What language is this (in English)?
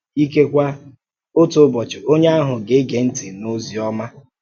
Igbo